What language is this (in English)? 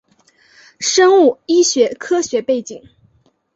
Chinese